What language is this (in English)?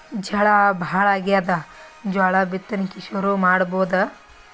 Kannada